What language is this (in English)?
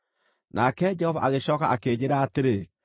Kikuyu